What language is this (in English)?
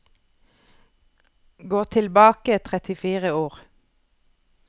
Norwegian